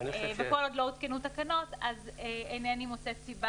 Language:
Hebrew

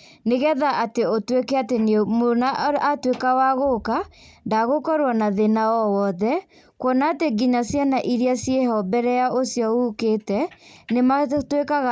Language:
Kikuyu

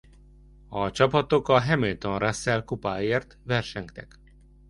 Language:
Hungarian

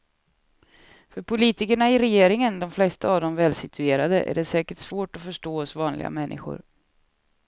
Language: Swedish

